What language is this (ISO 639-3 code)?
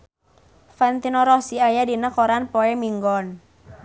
sun